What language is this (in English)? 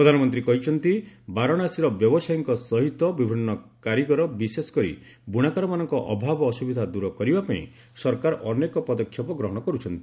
Odia